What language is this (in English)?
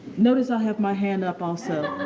English